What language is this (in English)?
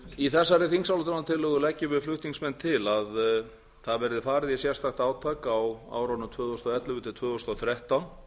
Icelandic